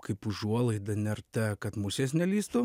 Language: Lithuanian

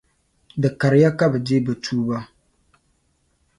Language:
Dagbani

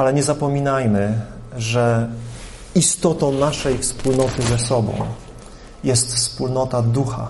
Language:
Polish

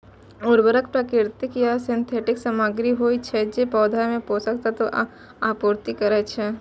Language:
Maithili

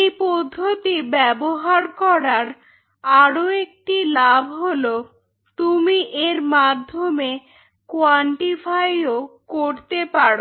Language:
Bangla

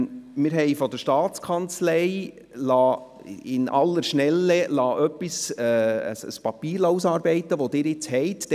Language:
Swiss German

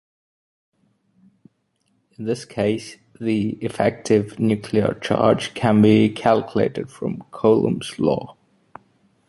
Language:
English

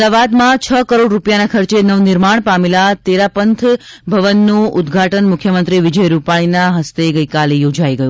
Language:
Gujarati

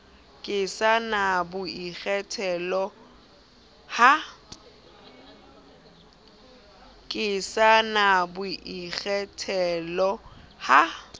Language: Southern Sotho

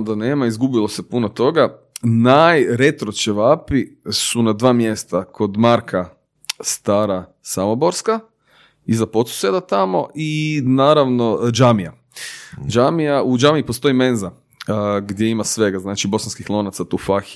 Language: Croatian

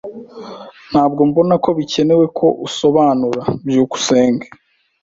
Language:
Kinyarwanda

